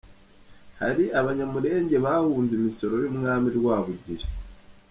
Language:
Kinyarwanda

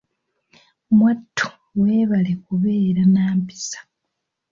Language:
Ganda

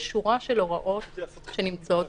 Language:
Hebrew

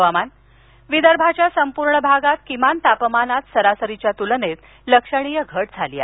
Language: Marathi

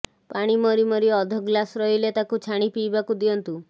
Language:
Odia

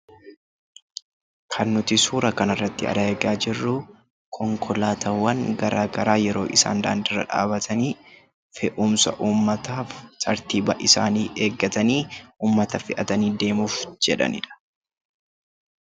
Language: Oromo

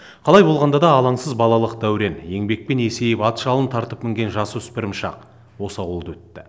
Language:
Kazakh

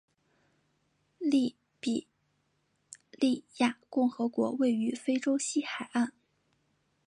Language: Chinese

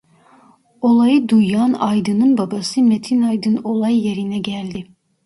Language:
Turkish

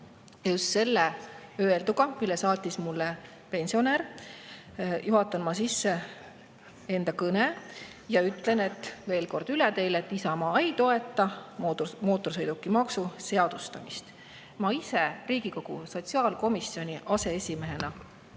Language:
Estonian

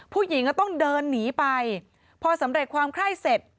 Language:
Thai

